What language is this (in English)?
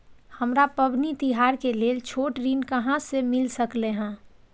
Maithili